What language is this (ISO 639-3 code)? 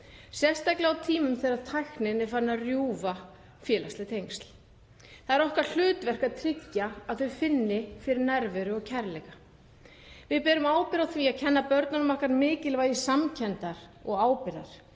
isl